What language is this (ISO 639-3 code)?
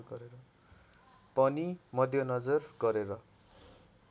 nep